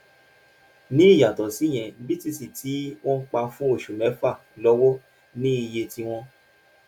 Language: Yoruba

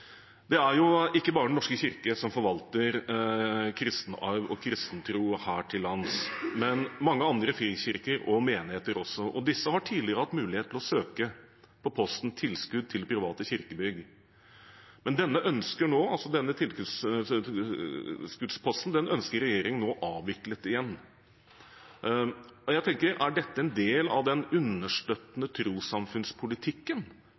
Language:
Norwegian Bokmål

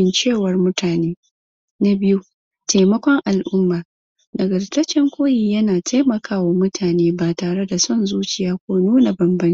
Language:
Hausa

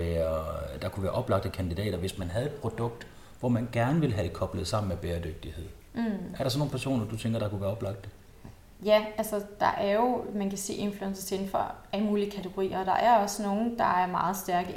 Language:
Danish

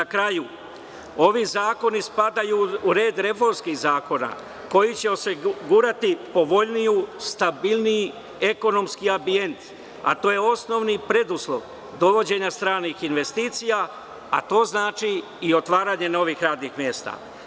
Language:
Serbian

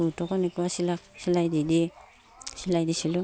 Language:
Assamese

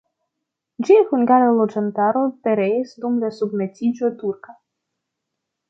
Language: Esperanto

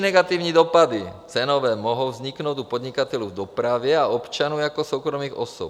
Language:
Czech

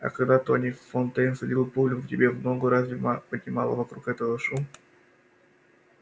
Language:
Russian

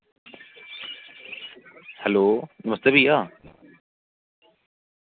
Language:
Dogri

